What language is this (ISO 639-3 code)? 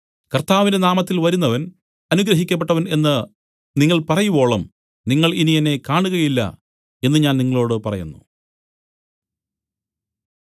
mal